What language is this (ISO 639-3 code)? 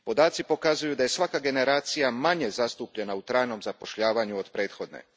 hrv